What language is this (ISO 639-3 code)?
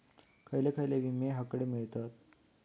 mar